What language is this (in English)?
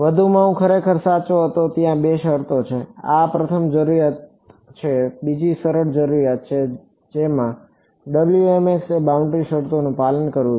Gujarati